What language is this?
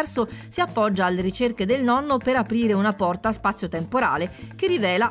Italian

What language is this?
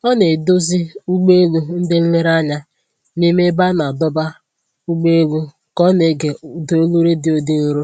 Igbo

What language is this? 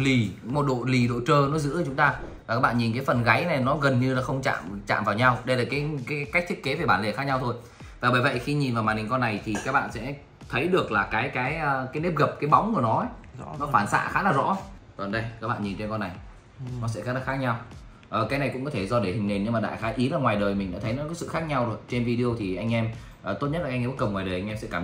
Vietnamese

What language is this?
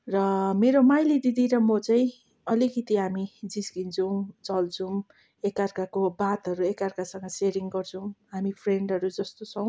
Nepali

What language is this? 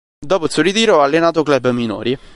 Italian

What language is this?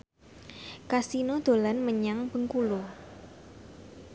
Javanese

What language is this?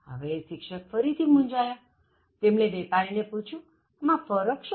Gujarati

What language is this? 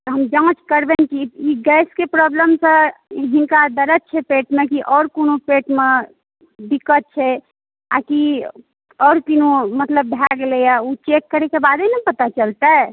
Maithili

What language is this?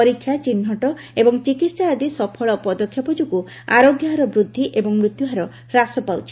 Odia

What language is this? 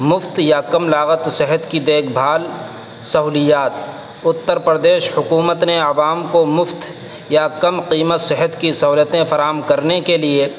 Urdu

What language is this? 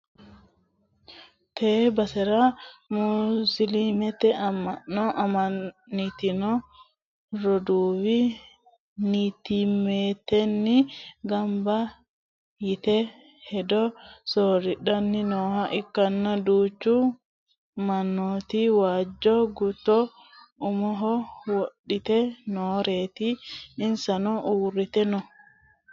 Sidamo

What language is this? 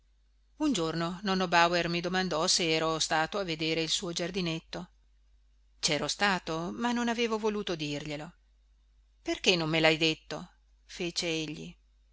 Italian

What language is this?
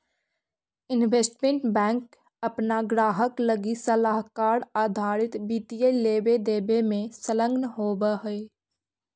Magahi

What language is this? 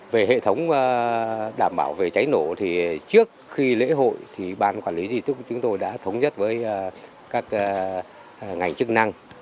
Vietnamese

